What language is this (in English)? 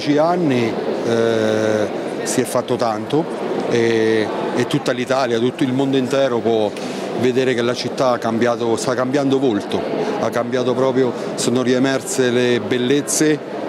Italian